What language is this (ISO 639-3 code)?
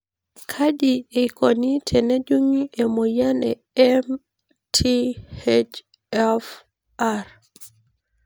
mas